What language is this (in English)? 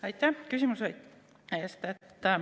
Estonian